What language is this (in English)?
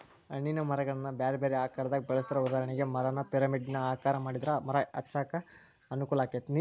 Kannada